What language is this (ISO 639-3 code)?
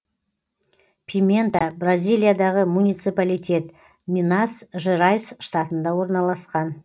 kaz